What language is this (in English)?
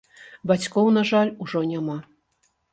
Belarusian